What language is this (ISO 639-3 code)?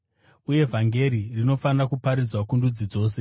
sna